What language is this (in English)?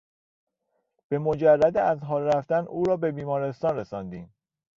Persian